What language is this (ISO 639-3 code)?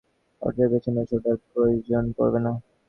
ben